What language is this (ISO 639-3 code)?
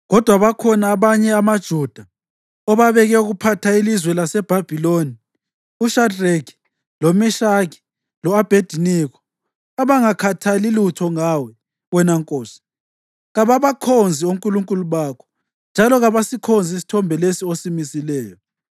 nde